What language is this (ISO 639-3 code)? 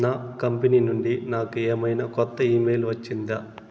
tel